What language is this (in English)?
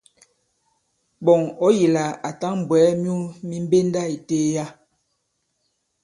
Bankon